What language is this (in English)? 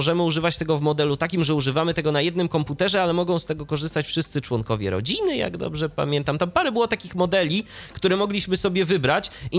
Polish